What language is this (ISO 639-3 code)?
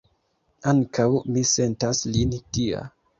epo